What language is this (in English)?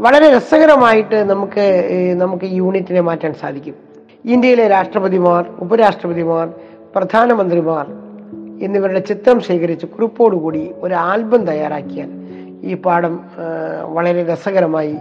Malayalam